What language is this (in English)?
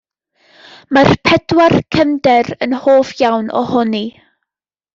Welsh